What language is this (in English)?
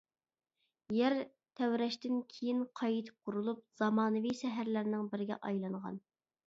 Uyghur